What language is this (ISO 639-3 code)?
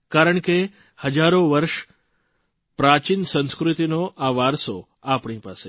guj